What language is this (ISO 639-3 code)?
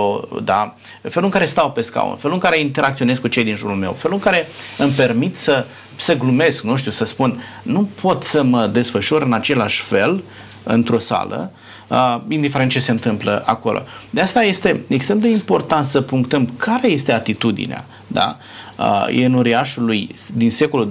ron